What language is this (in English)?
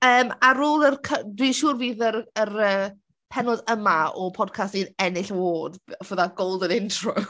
Welsh